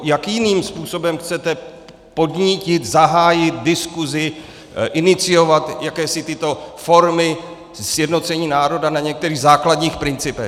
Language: Czech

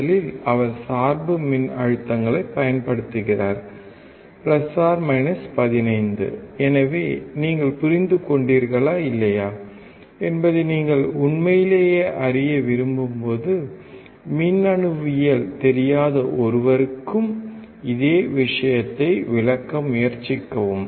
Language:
Tamil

